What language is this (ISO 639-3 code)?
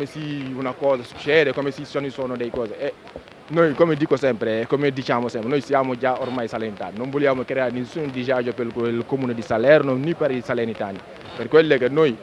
ita